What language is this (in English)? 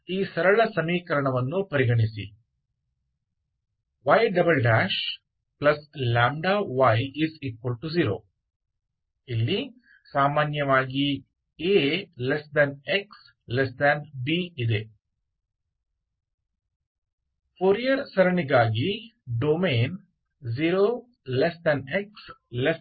Hindi